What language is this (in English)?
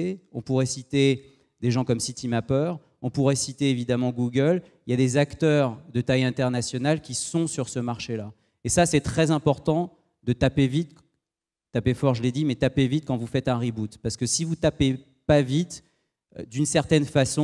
French